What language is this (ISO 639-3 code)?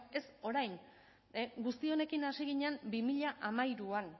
eus